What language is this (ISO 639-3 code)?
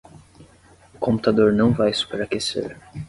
por